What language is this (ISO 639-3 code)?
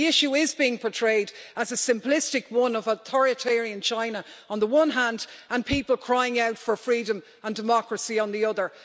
eng